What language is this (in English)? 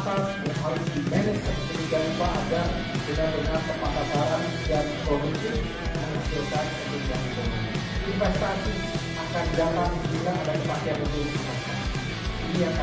Indonesian